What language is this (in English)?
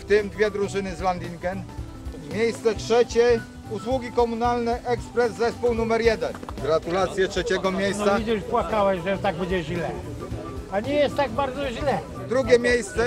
Polish